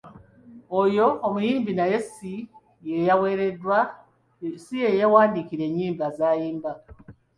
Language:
Ganda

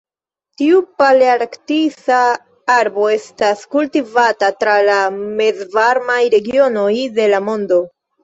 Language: Esperanto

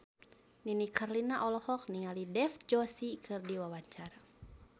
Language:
Sundanese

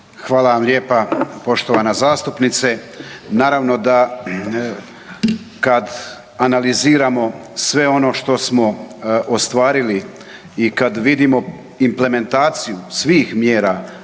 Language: Croatian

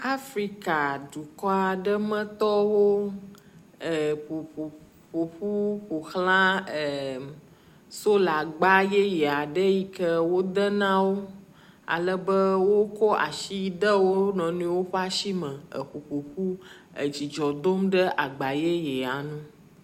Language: Ewe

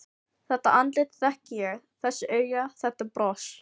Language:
Icelandic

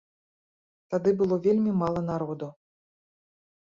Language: Belarusian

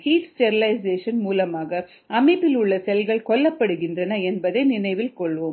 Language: Tamil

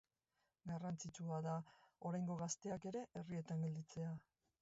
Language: Basque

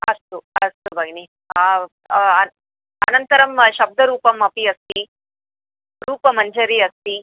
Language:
Sanskrit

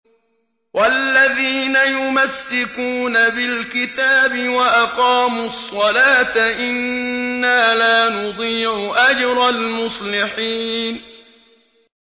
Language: Arabic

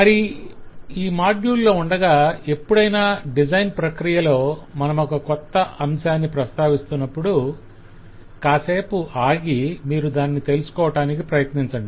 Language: Telugu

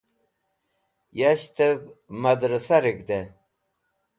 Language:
Wakhi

